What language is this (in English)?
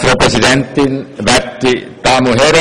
Swiss German